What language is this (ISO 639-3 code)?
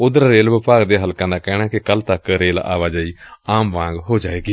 pan